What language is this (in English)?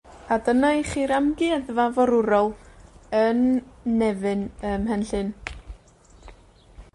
Welsh